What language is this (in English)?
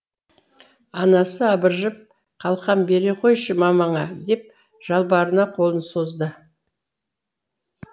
Kazakh